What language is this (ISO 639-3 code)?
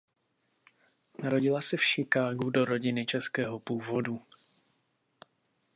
ces